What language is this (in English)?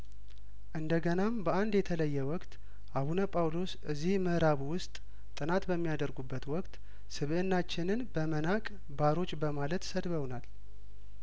Amharic